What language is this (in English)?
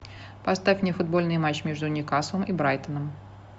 Russian